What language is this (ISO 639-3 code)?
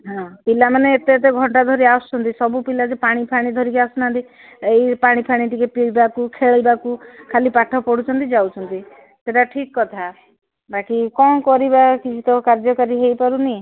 ori